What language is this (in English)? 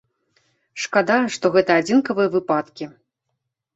Belarusian